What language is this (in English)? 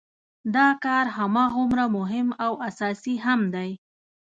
Pashto